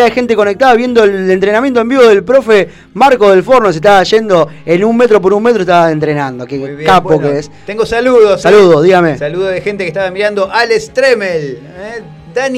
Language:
Spanish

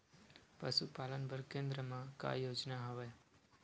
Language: Chhattisgarhi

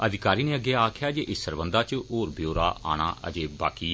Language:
Dogri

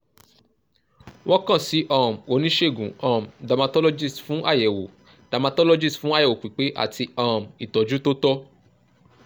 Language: Yoruba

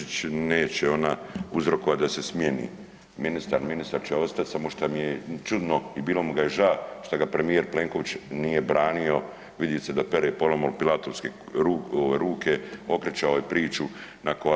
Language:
Croatian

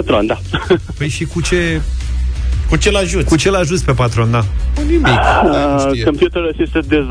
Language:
Romanian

